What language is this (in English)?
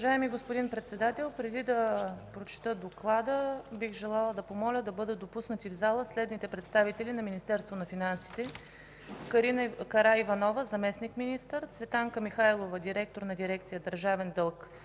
Bulgarian